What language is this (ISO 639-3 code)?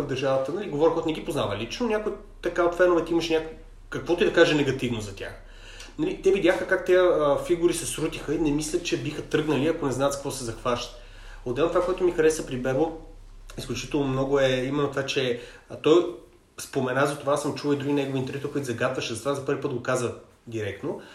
bul